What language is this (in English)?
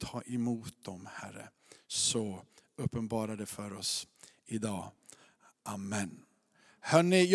Swedish